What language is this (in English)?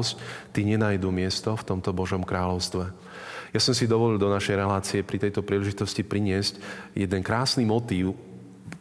Slovak